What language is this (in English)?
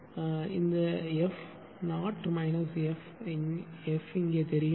Tamil